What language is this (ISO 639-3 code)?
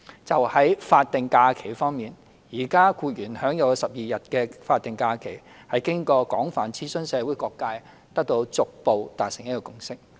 yue